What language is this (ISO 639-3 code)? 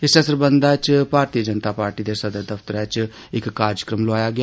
doi